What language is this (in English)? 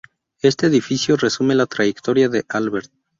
Spanish